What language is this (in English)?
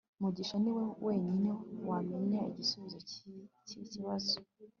Kinyarwanda